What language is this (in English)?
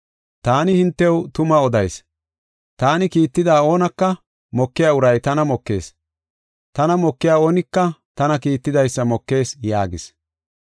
Gofa